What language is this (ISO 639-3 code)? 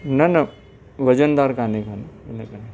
snd